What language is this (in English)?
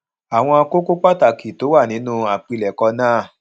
Yoruba